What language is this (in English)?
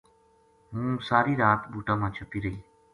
Gujari